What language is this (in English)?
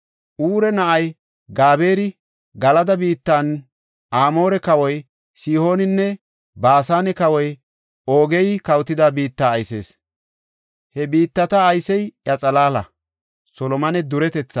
Gofa